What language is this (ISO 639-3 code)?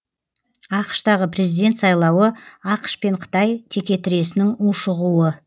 kaz